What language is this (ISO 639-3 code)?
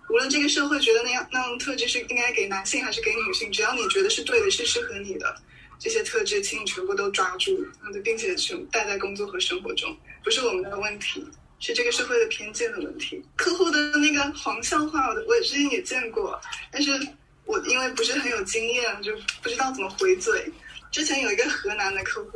zho